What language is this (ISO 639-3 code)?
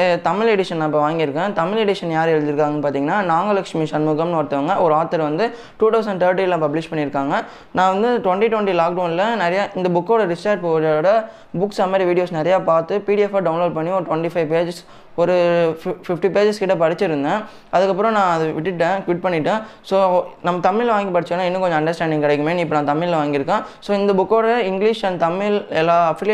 tam